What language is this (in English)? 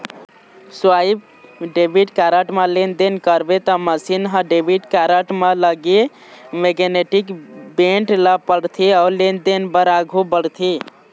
Chhattisgarhi